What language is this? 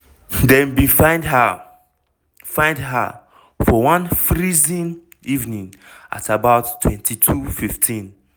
Nigerian Pidgin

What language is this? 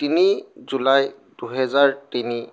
Assamese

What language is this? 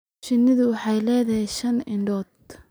Somali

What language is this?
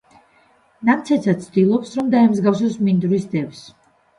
Georgian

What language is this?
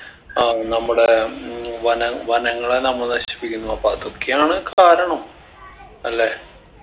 Malayalam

